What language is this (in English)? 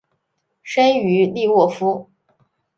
Chinese